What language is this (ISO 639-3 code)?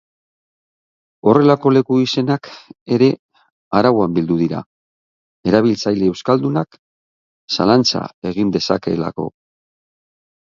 eus